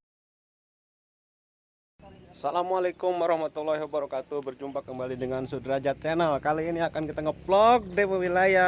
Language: Indonesian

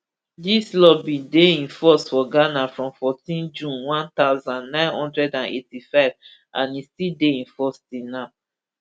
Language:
Nigerian Pidgin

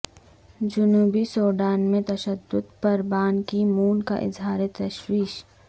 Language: Urdu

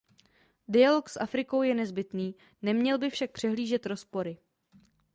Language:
Czech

